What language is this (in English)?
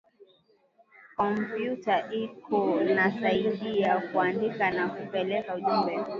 Swahili